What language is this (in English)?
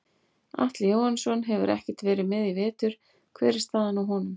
Icelandic